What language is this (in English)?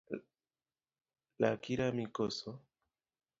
Luo (Kenya and Tanzania)